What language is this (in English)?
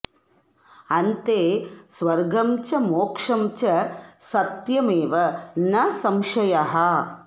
Sanskrit